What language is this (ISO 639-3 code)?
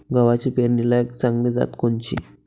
mar